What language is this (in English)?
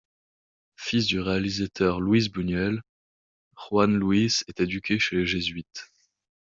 French